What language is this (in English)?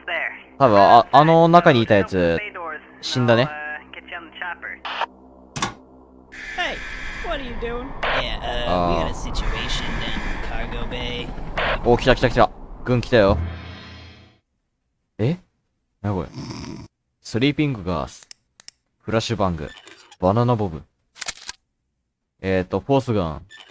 Japanese